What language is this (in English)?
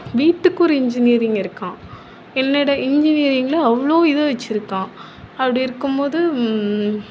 Tamil